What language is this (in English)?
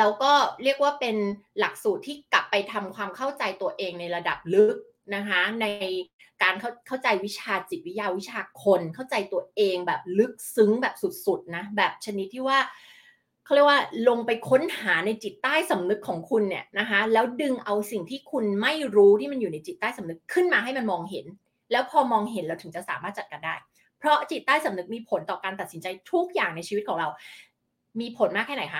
Thai